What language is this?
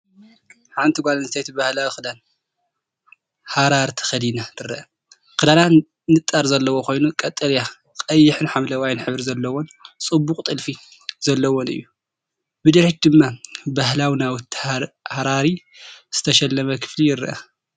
Tigrinya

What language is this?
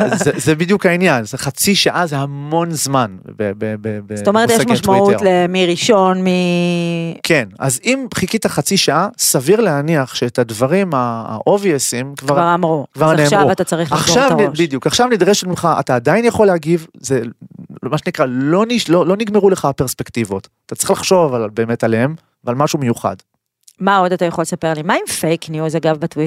Hebrew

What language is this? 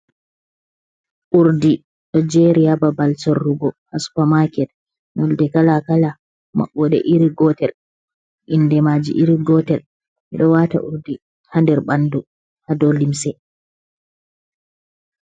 Fula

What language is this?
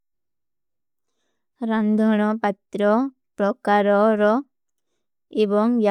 Kui (India)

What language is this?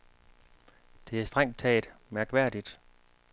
Danish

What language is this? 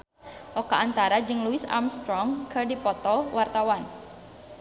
Sundanese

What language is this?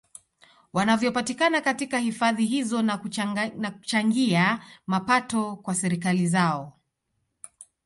Swahili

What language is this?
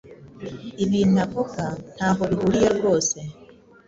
Kinyarwanda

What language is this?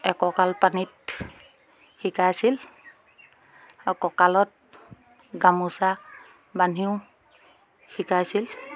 Assamese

